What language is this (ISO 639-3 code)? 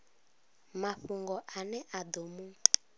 ven